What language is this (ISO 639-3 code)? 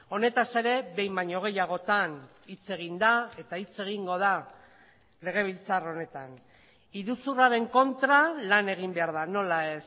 eus